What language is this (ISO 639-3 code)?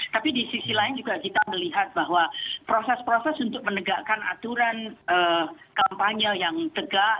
ind